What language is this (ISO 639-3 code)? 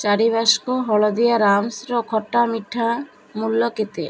ori